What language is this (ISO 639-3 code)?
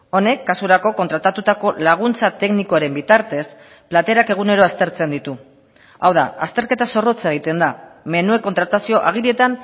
eus